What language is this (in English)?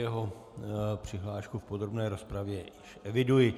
Czech